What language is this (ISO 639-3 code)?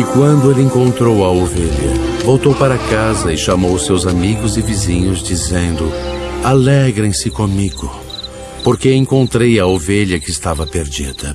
por